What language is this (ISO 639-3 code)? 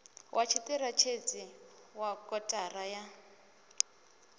ven